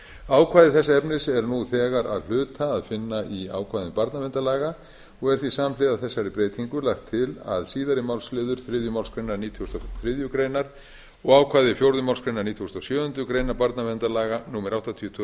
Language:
Icelandic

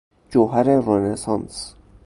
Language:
Persian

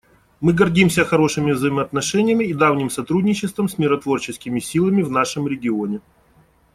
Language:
Russian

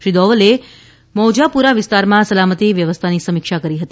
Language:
Gujarati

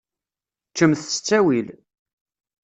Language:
Kabyle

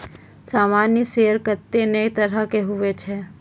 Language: Maithili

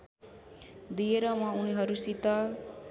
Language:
Nepali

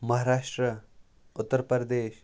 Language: Kashmiri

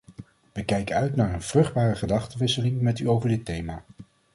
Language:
Dutch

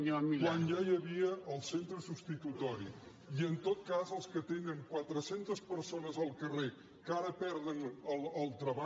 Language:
Catalan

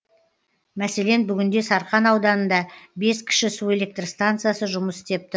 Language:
Kazakh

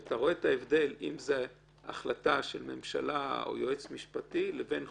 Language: Hebrew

